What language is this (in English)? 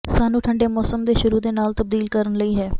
Punjabi